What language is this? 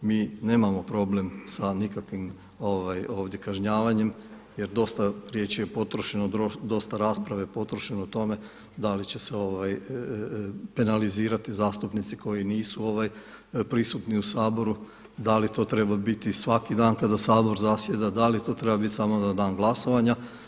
Croatian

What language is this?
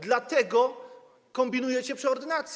Polish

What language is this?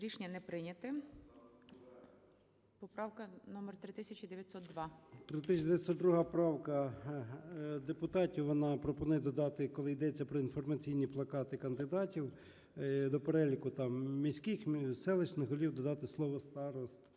Ukrainian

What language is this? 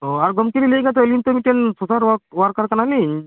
Santali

